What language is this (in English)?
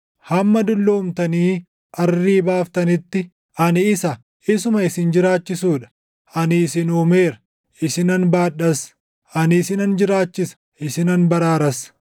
Oromo